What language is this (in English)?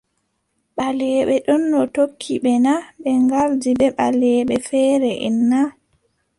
Adamawa Fulfulde